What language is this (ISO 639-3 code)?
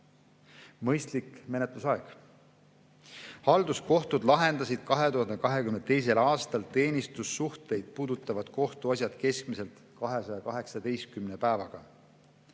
est